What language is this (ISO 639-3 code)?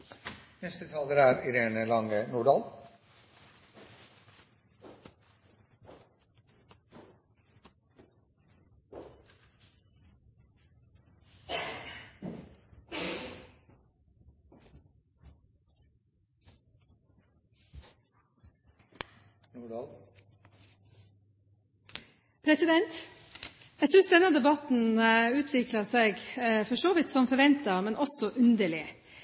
nob